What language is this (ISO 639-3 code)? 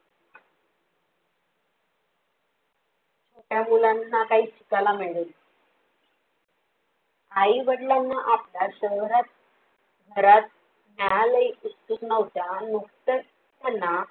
mar